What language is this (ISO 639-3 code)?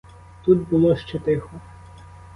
ukr